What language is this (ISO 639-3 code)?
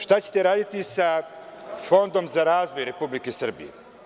srp